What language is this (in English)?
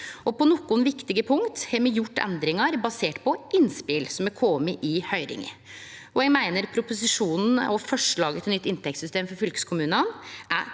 Norwegian